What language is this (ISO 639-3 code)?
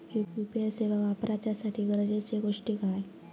mar